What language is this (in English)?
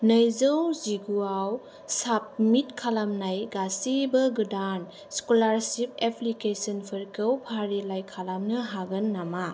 Bodo